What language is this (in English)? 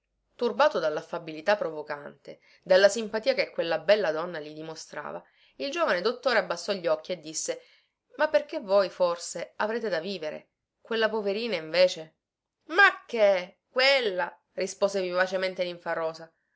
Italian